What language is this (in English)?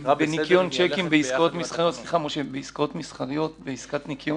Hebrew